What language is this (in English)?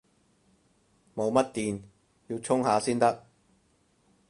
Cantonese